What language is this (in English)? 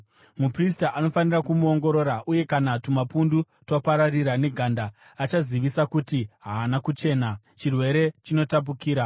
Shona